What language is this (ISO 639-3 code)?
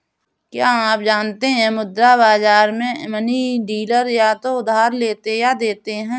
hin